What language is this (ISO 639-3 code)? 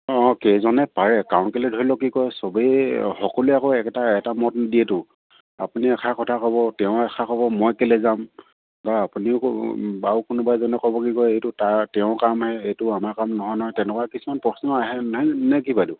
asm